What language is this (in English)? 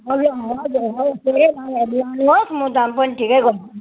Nepali